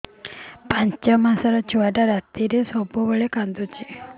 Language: Odia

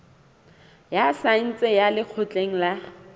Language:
Southern Sotho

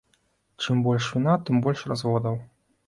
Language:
Belarusian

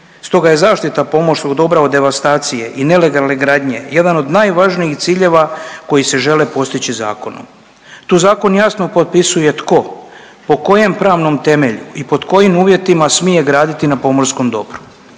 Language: Croatian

